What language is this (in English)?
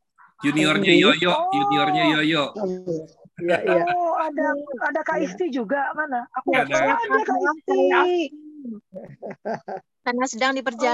Indonesian